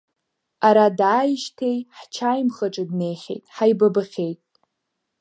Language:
Abkhazian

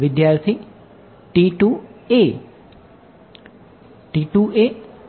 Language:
Gujarati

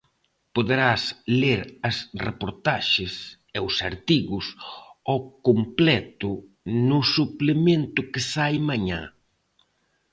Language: Galician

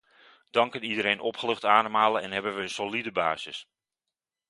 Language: Dutch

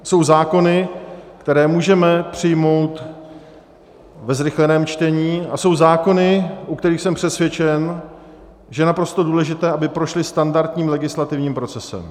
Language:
Czech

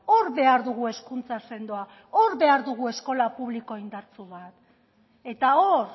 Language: Basque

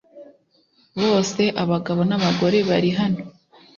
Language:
Kinyarwanda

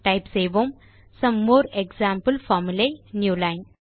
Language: Tamil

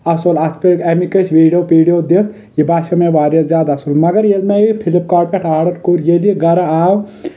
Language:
Kashmiri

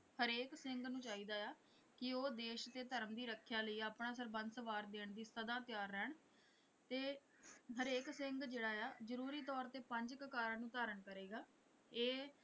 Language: Punjabi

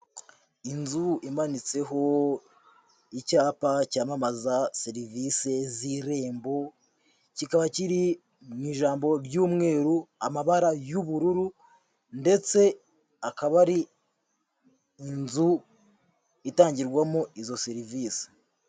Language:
Kinyarwanda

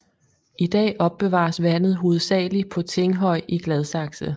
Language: Danish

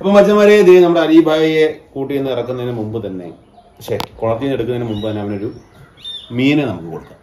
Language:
Malayalam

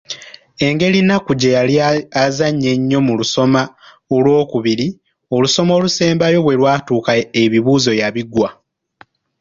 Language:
Ganda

